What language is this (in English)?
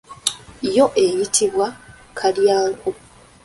Ganda